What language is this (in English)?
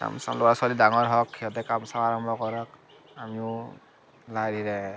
Assamese